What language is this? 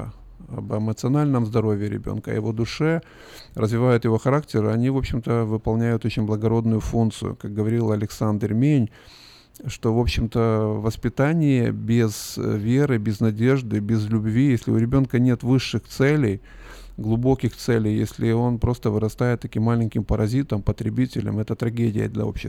Russian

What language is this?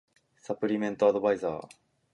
Japanese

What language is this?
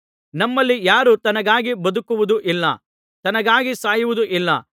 Kannada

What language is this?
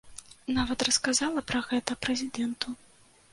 Belarusian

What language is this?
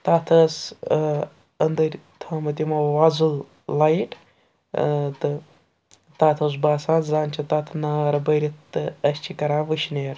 Kashmiri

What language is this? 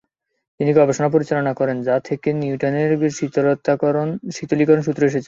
Bangla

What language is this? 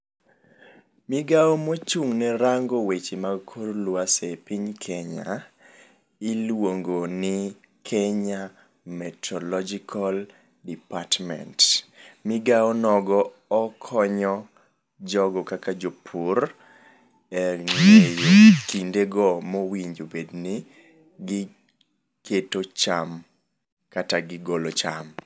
Luo (Kenya and Tanzania)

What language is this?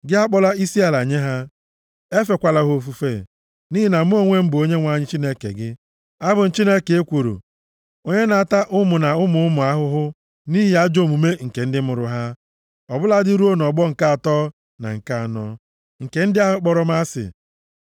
Igbo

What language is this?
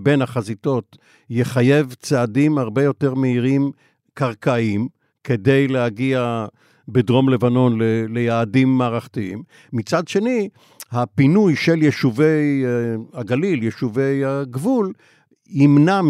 Hebrew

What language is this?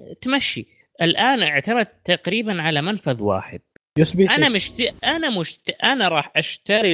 Arabic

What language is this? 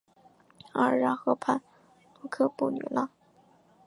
Chinese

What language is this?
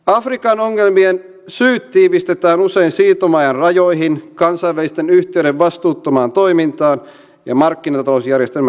Finnish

